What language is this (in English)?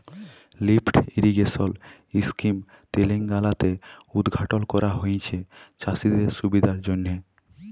Bangla